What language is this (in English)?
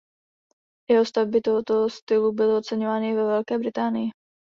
Czech